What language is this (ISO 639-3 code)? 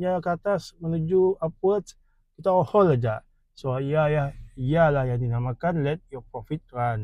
msa